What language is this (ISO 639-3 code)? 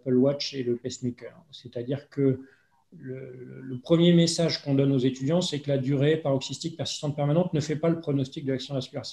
fra